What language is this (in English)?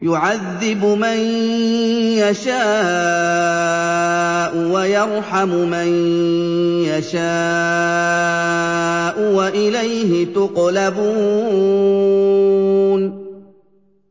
Arabic